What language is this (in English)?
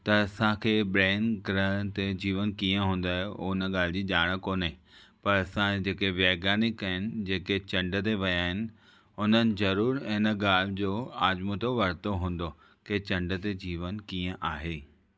Sindhi